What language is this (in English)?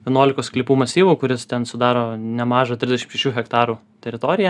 Lithuanian